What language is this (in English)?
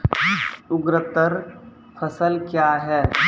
Maithili